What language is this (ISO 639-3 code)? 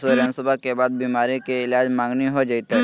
mag